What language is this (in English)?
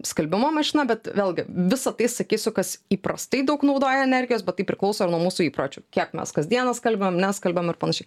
Lithuanian